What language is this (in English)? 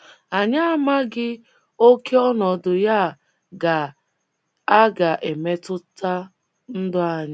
Igbo